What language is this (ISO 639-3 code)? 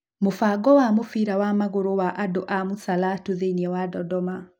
kik